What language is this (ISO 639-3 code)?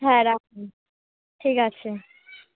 ben